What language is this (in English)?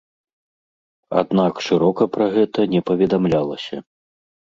Belarusian